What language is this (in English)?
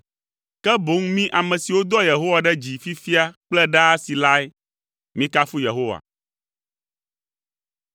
Ewe